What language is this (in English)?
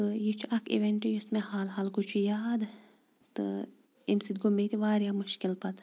Kashmiri